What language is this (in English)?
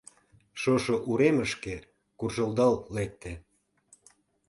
Mari